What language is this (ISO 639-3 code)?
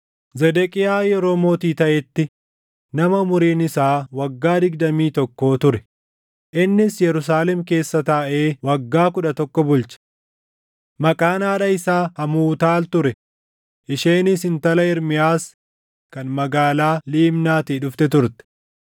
orm